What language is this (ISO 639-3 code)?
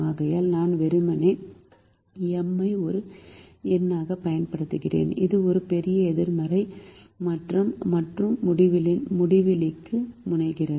tam